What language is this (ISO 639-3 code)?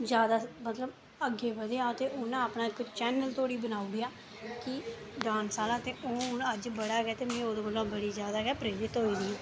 doi